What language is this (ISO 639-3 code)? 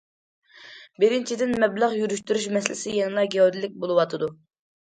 uig